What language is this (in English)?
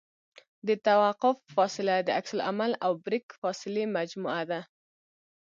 Pashto